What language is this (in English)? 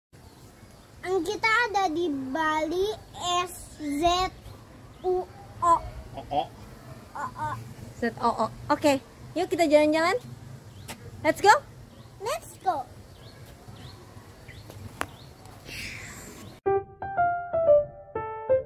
Indonesian